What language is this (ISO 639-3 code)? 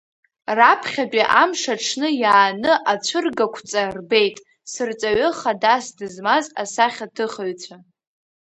abk